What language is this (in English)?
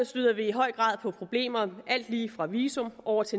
Danish